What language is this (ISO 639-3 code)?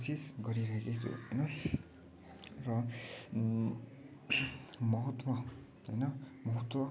nep